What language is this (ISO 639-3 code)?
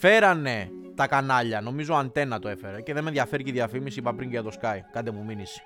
ell